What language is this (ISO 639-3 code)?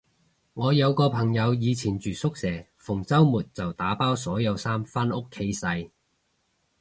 yue